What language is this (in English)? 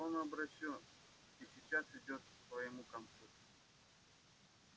Russian